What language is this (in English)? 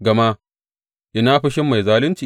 Hausa